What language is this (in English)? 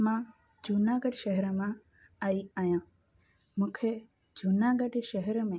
Sindhi